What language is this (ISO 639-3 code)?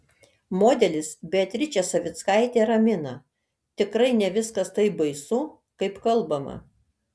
lit